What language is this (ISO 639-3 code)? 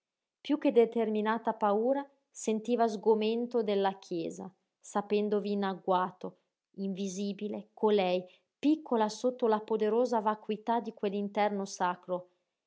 ita